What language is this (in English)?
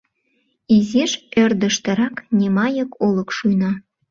Mari